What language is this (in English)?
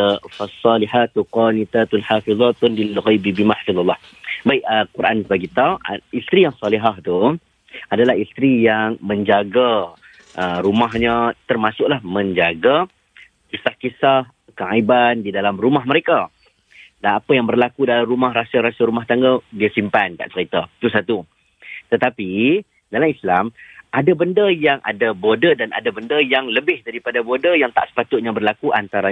Malay